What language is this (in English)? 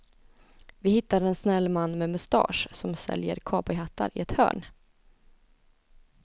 Swedish